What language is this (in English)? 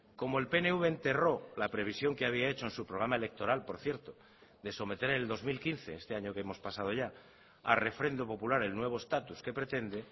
Spanish